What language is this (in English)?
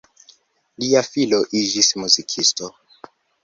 Esperanto